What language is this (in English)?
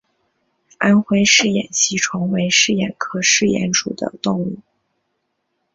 Chinese